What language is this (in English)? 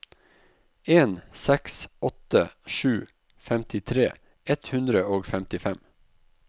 Norwegian